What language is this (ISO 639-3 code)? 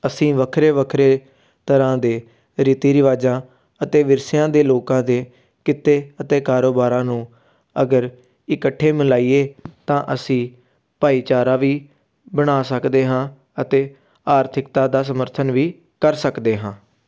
pan